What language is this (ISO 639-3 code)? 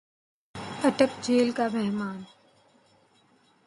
urd